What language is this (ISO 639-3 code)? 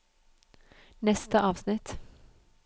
nor